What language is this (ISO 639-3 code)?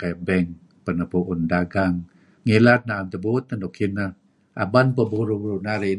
kzi